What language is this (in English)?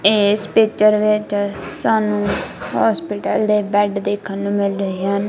Punjabi